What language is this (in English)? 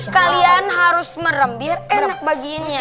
Indonesian